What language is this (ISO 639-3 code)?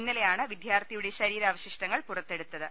mal